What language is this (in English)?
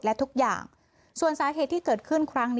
Thai